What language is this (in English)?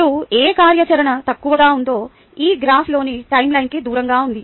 Telugu